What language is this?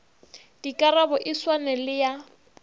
Northern Sotho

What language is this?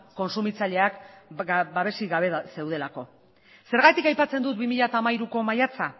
Basque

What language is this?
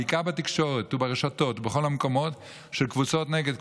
Hebrew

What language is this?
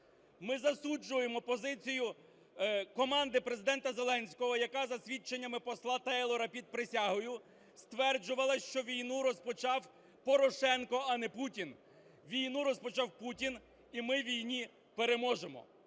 Ukrainian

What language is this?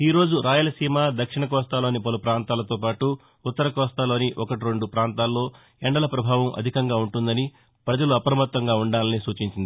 Telugu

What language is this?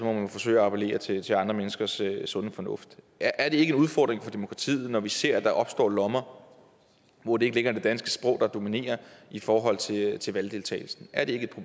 Danish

